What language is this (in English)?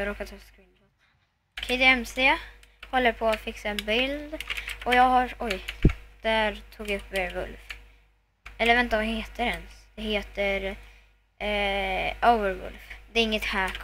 Swedish